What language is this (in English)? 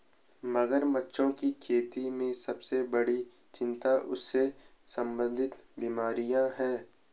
Hindi